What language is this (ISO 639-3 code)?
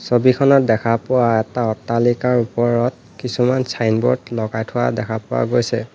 asm